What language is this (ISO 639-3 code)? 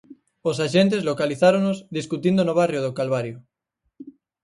glg